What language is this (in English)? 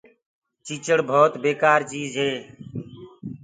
Gurgula